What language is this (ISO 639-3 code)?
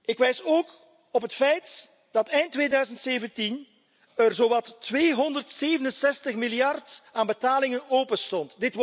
nld